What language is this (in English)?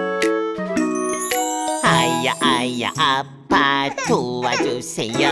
Korean